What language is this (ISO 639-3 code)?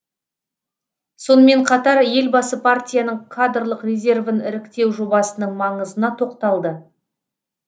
kaz